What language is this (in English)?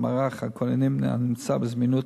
Hebrew